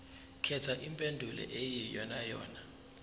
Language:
Zulu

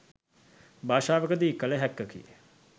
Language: Sinhala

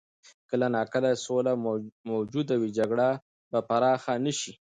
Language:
Pashto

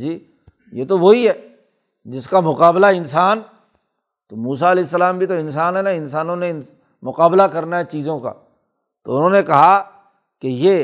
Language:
Urdu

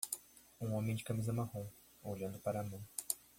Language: Portuguese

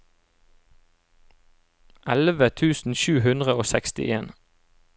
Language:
Norwegian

